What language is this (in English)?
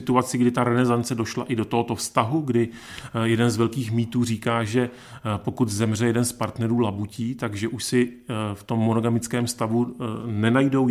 Czech